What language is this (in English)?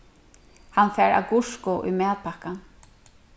Faroese